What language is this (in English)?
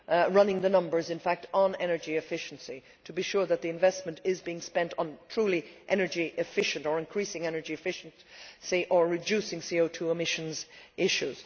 English